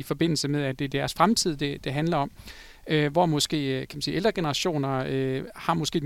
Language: Danish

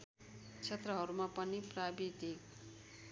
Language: Nepali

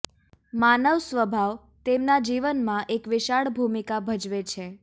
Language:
Gujarati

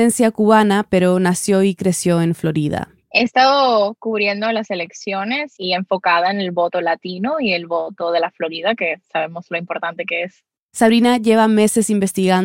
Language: Spanish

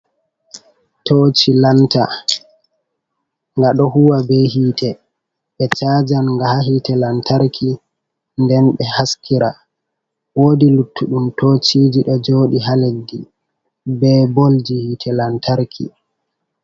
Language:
Fula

